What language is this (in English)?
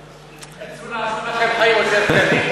Hebrew